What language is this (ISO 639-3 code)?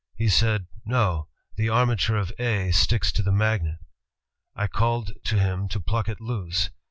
eng